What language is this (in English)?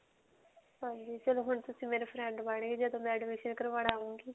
Punjabi